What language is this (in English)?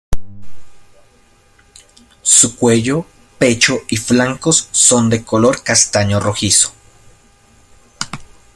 Spanish